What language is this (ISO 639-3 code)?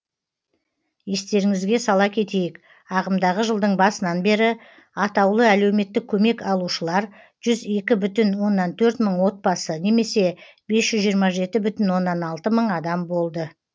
kaz